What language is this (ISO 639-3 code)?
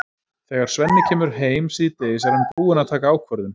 isl